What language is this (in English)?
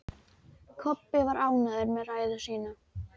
Icelandic